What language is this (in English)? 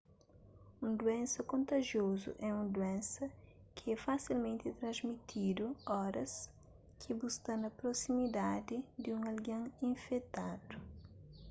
Kabuverdianu